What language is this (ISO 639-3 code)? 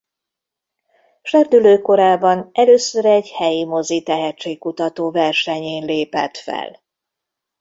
hun